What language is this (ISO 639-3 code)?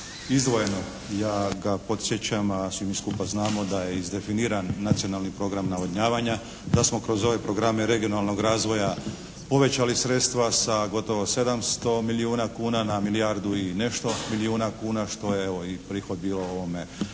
hrv